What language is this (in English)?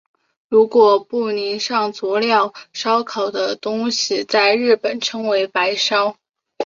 Chinese